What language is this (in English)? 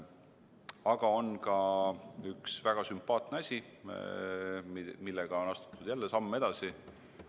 Estonian